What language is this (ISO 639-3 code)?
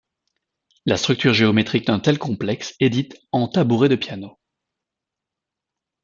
fra